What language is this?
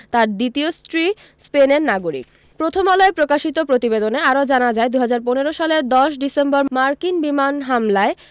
Bangla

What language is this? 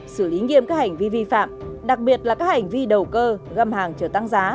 Vietnamese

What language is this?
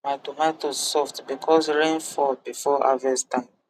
Nigerian Pidgin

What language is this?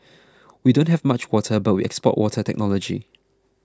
English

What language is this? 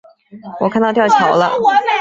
Chinese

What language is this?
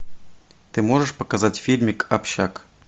Russian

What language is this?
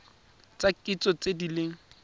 Tswana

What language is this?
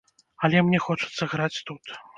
Belarusian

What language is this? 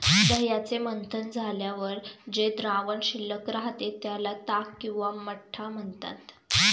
Marathi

